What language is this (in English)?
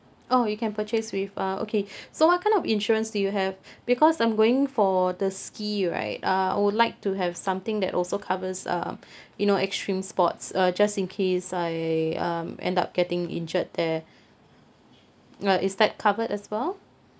English